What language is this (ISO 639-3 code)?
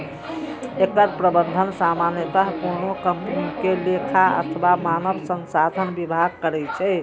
mai